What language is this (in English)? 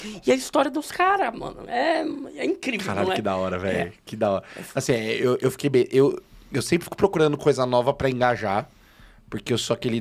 Portuguese